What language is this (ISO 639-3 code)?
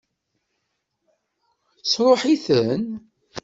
kab